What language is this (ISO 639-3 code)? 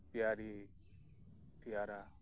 sat